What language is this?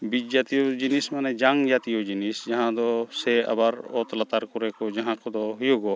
Santali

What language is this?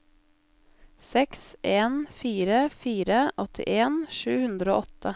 Norwegian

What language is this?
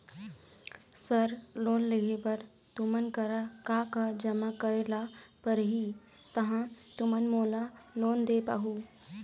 Chhattisgarhi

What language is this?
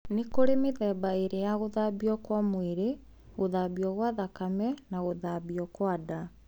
Kikuyu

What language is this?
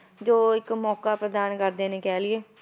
Punjabi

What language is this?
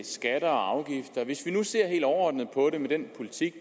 Danish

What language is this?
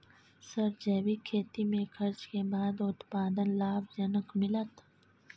Maithili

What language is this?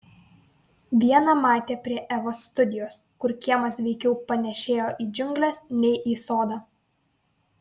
Lithuanian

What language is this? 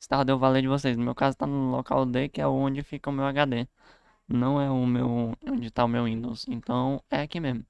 Portuguese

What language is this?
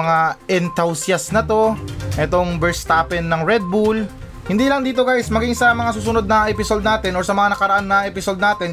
Filipino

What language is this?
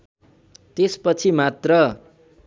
Nepali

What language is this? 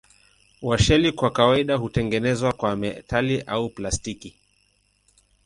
Swahili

